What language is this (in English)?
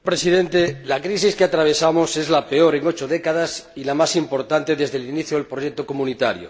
Spanish